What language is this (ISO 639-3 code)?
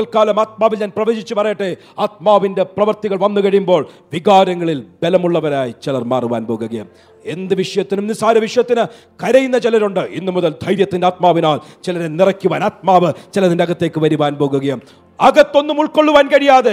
mal